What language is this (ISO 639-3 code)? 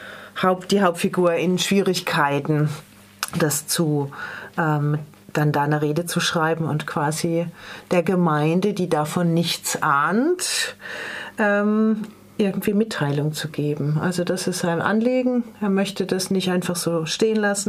deu